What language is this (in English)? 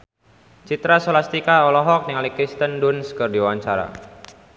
Sundanese